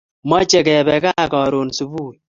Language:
Kalenjin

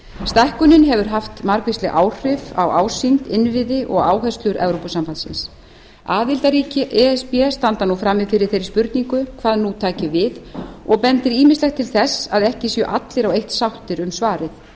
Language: Icelandic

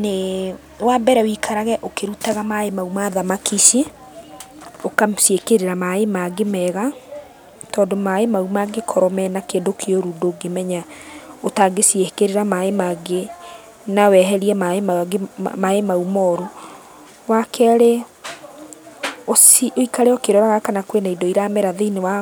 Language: Kikuyu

